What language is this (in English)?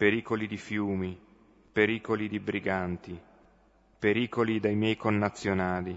Italian